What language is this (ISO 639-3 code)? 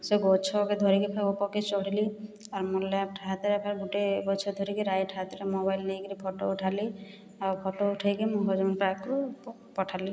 ori